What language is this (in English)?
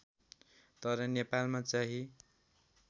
Nepali